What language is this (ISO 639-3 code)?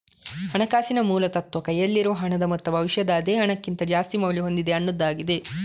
kan